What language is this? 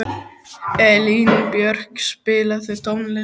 Icelandic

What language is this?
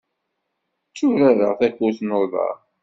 Kabyle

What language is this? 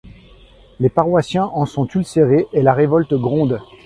French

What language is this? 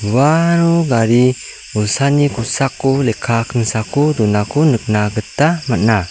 Garo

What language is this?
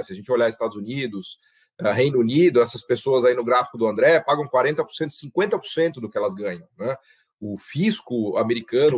Portuguese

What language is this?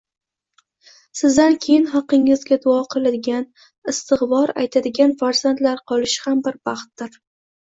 Uzbek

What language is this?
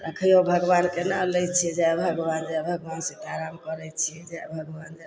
Maithili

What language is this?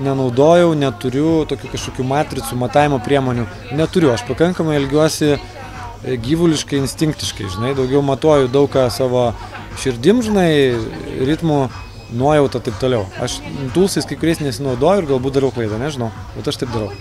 Lithuanian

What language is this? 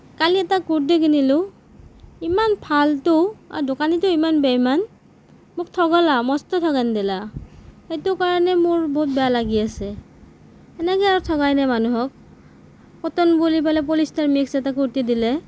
Assamese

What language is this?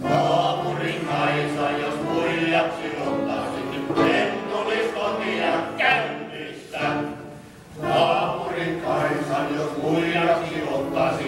Bulgarian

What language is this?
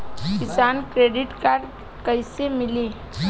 Bhojpuri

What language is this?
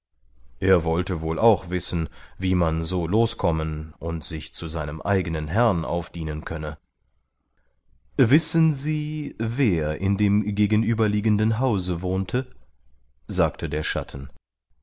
German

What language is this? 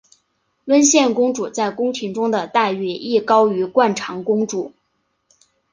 Chinese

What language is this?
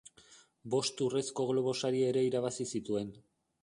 Basque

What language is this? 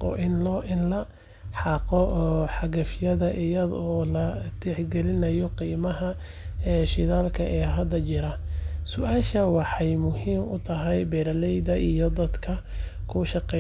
Somali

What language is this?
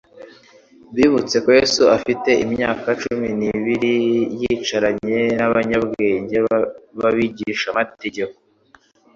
Kinyarwanda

